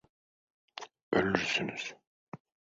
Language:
Turkish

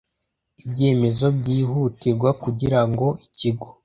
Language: Kinyarwanda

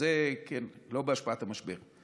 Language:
Hebrew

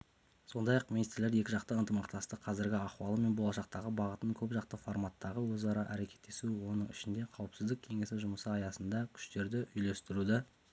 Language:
Kazakh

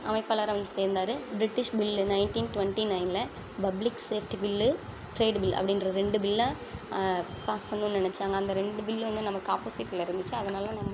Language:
Tamil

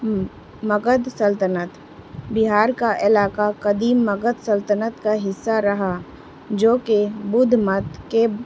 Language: Urdu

